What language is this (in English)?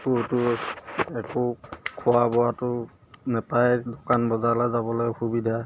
Assamese